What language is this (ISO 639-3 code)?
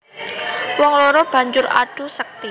jav